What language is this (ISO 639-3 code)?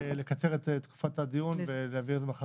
heb